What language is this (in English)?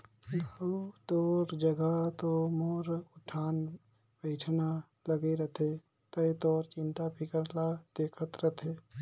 Chhattisgarhi